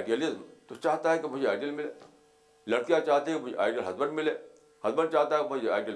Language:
Urdu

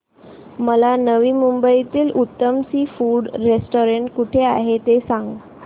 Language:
Marathi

